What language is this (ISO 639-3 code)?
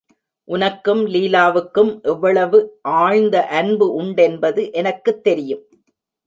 tam